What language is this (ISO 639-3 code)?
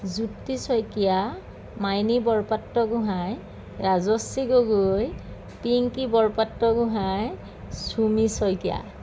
asm